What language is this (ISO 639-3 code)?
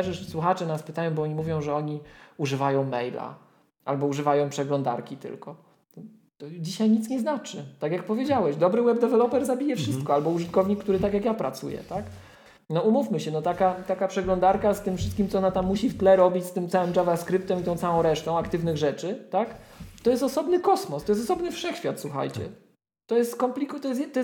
pol